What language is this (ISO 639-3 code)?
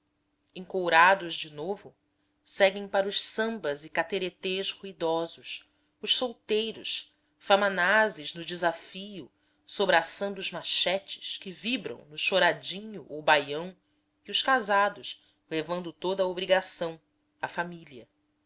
por